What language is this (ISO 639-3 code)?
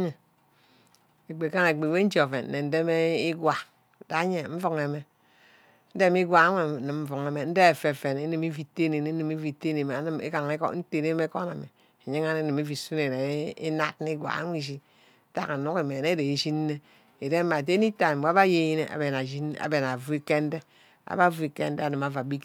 byc